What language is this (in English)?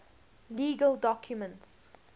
English